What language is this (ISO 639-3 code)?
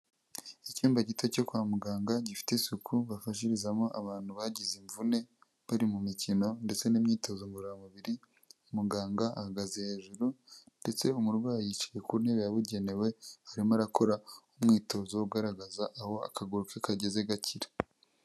kin